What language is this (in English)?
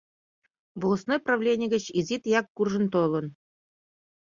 Mari